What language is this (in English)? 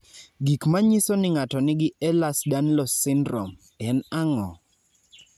Luo (Kenya and Tanzania)